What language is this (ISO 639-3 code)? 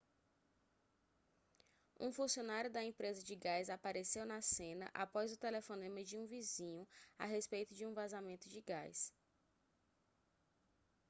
por